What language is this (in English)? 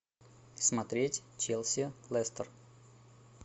Russian